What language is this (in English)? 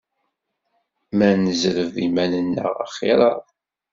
Kabyle